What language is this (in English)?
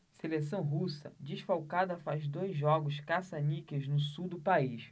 Portuguese